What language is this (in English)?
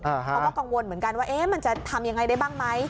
Thai